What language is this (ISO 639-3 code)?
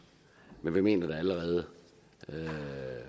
dan